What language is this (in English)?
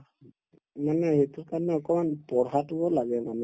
Assamese